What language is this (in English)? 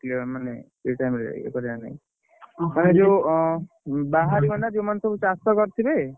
Odia